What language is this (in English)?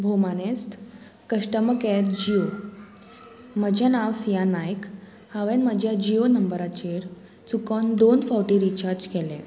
Konkani